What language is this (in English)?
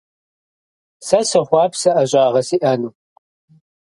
Kabardian